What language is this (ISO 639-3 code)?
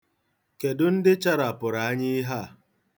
ibo